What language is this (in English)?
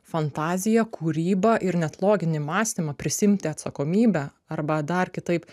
Lithuanian